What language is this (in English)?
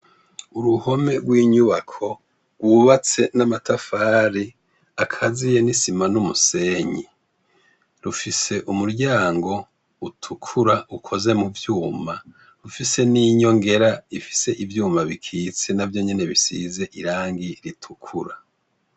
Rundi